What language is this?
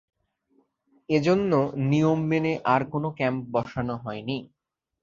Bangla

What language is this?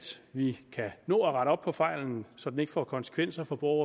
Danish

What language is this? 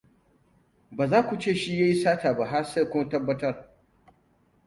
Hausa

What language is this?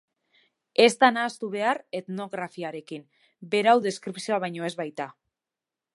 Basque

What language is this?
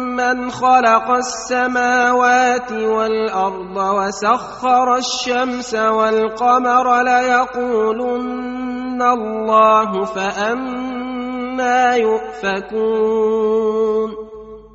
Arabic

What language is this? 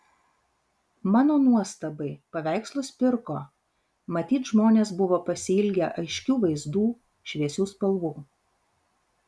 Lithuanian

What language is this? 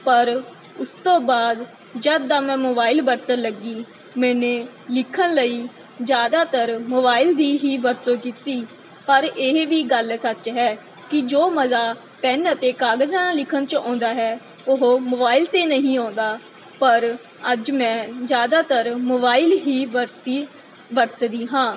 Punjabi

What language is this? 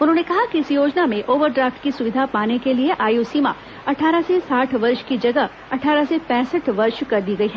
Hindi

